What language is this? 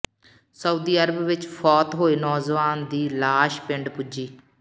Punjabi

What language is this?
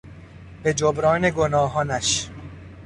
Persian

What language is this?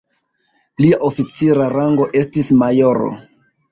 Esperanto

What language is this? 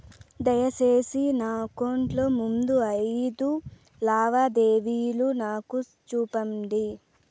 Telugu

